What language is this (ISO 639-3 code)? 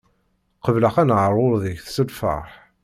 kab